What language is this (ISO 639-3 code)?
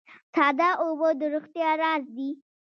pus